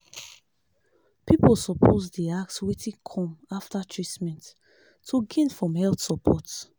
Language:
Nigerian Pidgin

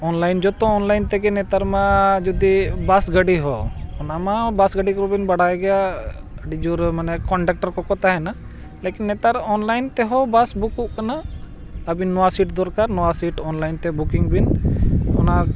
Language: Santali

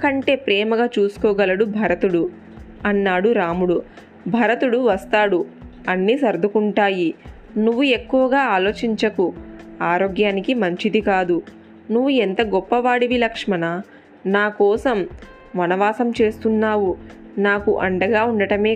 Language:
Telugu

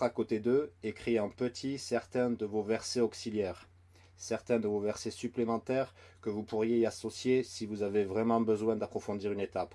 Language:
French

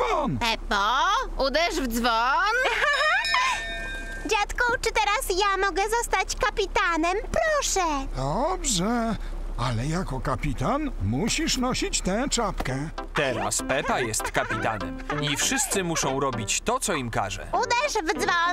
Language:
Polish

